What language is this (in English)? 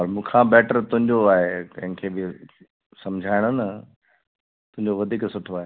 Sindhi